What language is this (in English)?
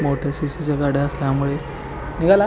Marathi